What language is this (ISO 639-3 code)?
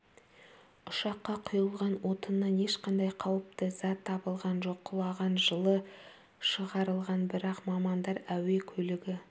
kaz